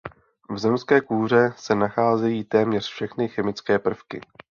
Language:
Czech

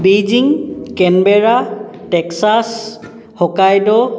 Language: Assamese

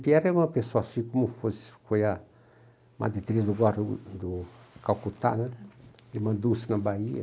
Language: Portuguese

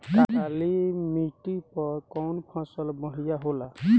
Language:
Bhojpuri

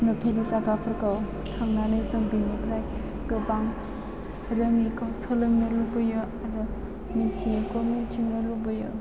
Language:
Bodo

